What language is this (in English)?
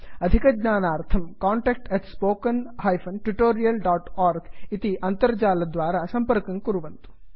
Sanskrit